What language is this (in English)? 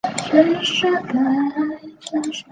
Chinese